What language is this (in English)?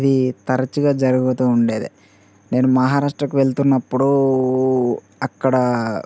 Telugu